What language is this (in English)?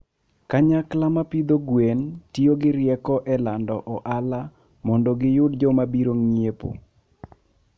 Luo (Kenya and Tanzania)